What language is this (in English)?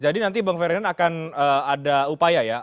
Indonesian